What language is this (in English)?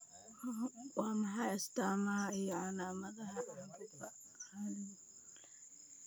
Somali